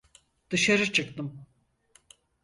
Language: Turkish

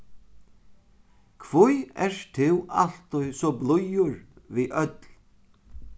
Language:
Faroese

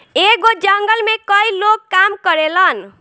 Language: Bhojpuri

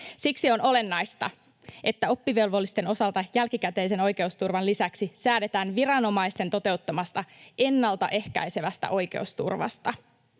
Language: Finnish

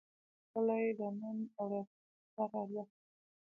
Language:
Pashto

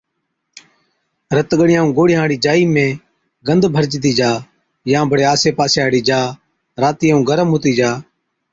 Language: Od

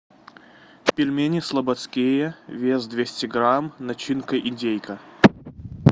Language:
Russian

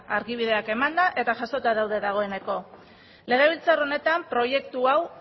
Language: Basque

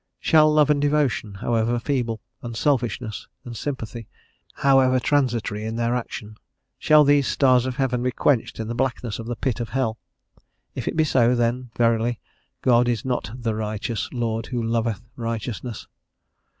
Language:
English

